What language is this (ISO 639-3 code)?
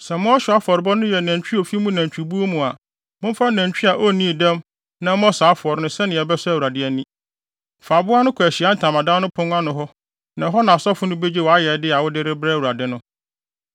aka